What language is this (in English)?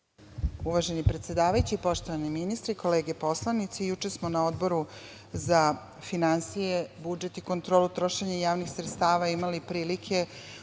Serbian